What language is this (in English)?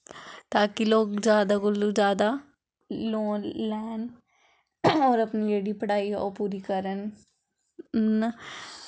Dogri